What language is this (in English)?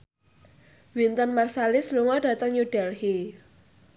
Javanese